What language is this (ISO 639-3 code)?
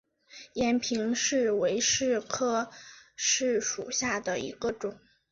zho